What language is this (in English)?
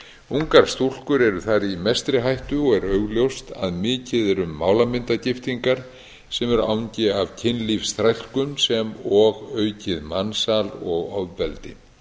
Icelandic